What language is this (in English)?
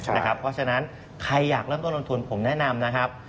Thai